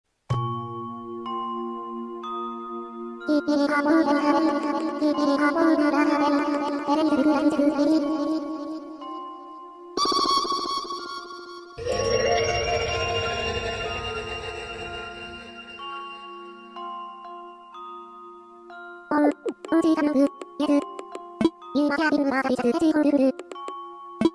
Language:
Japanese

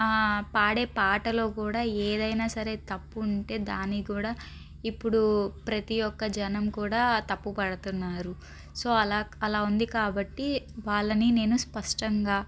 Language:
Telugu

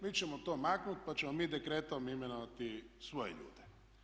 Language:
Croatian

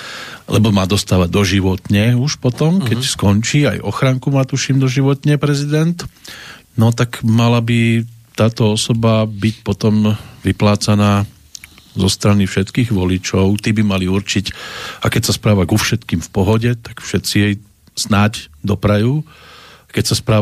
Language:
Slovak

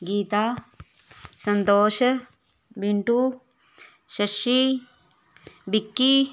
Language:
Dogri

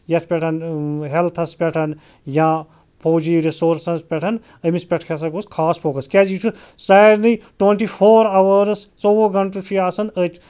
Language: Kashmiri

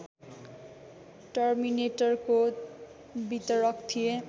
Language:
Nepali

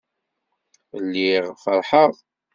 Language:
Kabyle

